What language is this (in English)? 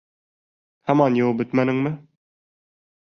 Bashkir